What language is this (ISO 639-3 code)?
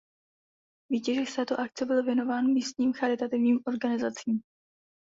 ces